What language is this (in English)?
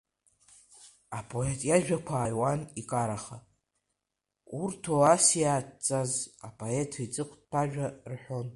Abkhazian